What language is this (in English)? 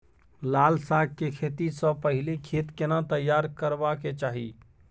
Maithili